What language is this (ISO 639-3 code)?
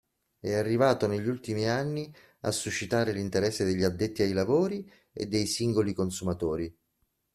ita